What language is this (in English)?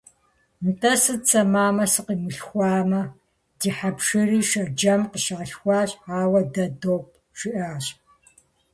Kabardian